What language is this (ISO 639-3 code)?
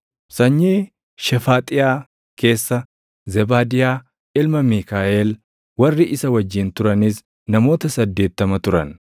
orm